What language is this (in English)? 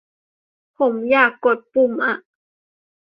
Thai